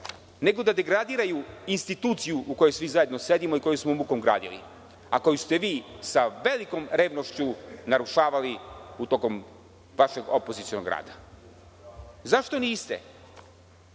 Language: Serbian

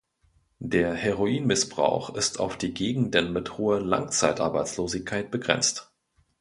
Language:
German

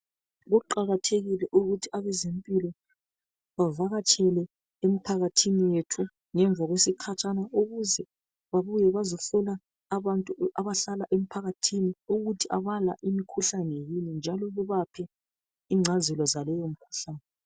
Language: North Ndebele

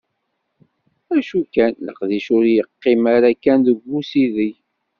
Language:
Kabyle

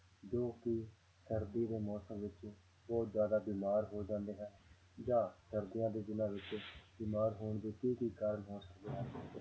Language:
Punjabi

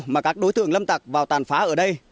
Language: Vietnamese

